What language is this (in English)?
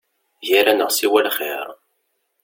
Kabyle